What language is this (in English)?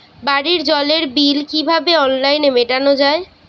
Bangla